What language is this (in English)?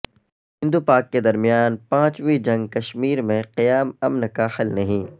Urdu